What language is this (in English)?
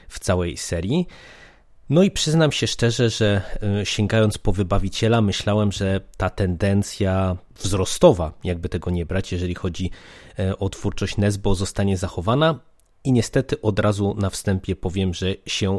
Polish